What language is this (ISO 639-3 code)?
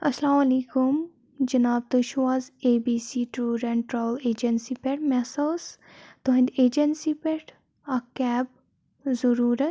kas